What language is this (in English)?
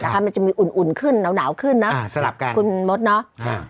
Thai